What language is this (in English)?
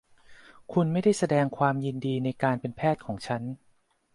Thai